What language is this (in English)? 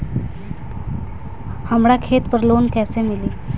Bhojpuri